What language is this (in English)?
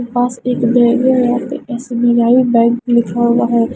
Hindi